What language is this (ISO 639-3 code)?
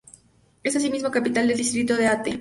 spa